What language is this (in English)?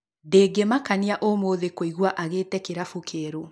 Kikuyu